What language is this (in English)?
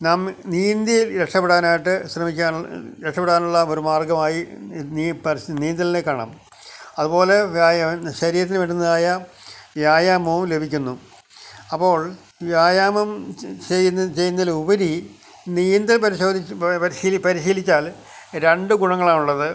Malayalam